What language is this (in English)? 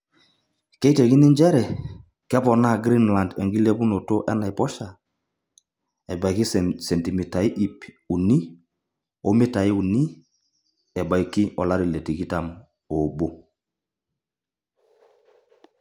Masai